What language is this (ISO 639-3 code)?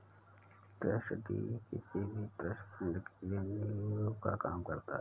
hin